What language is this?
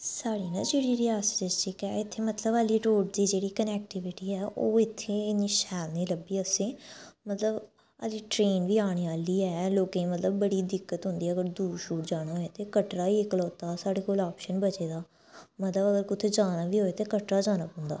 Dogri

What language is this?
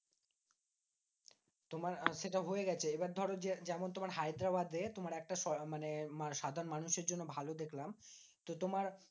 Bangla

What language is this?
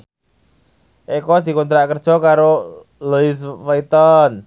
Javanese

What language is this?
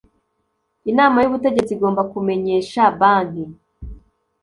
Kinyarwanda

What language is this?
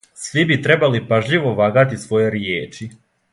Serbian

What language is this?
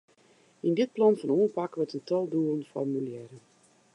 Western Frisian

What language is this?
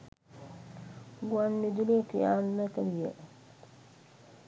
Sinhala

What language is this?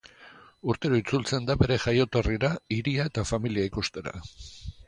Basque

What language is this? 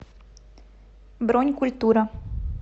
Russian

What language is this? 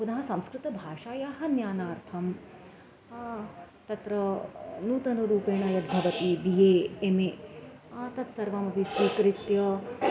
Sanskrit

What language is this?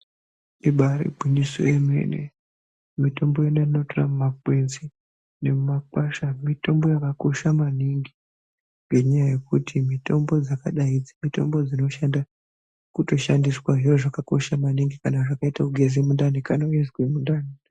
Ndau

